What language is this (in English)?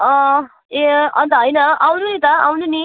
Nepali